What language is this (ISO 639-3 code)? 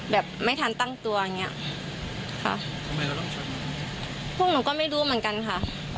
tha